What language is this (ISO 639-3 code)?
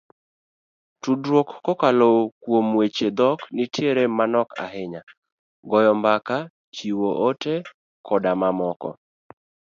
luo